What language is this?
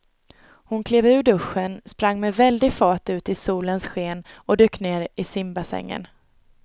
Swedish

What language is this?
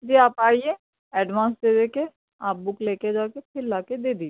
Urdu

